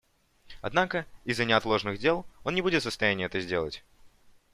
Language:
Russian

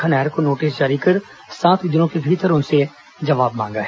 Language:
Hindi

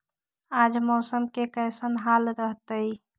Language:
Magahi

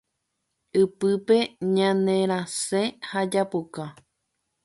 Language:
Guarani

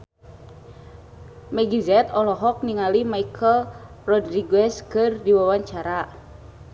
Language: Sundanese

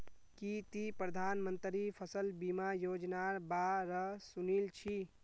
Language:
Magahi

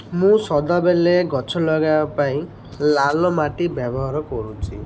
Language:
Odia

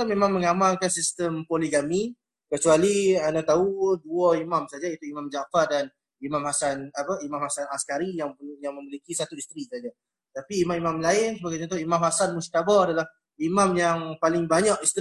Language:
Malay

